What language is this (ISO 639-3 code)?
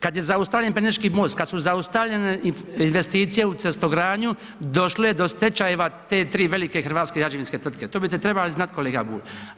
hrv